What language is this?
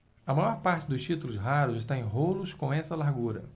Portuguese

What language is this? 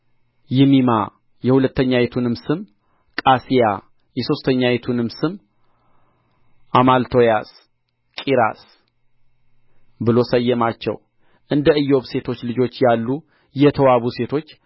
Amharic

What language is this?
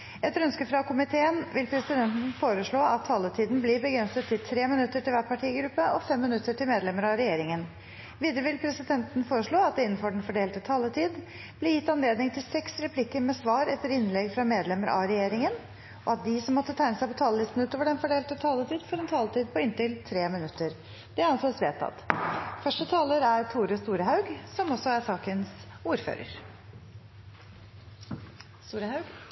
Norwegian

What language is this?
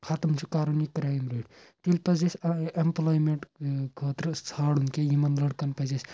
Kashmiri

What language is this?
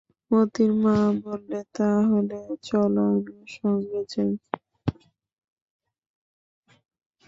Bangla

